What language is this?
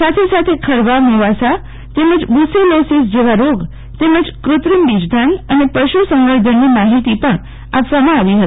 Gujarati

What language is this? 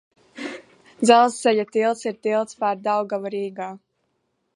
Latvian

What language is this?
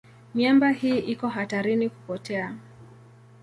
Swahili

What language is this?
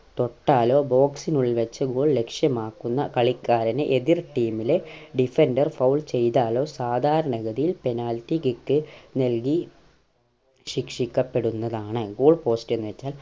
Malayalam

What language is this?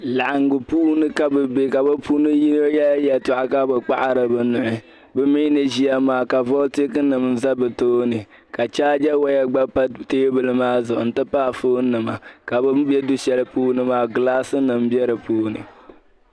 Dagbani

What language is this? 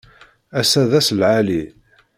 Kabyle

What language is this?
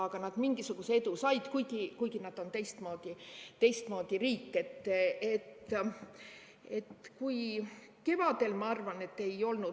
Estonian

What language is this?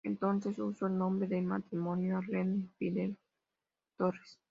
Spanish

